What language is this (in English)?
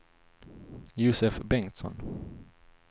Swedish